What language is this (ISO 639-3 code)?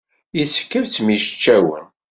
kab